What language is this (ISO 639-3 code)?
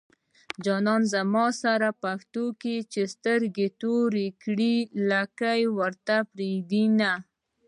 pus